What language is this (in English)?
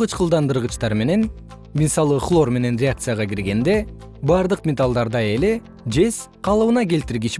Kyrgyz